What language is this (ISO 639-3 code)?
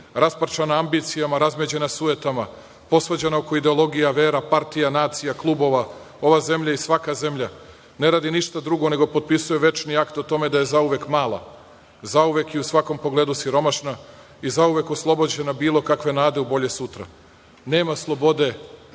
srp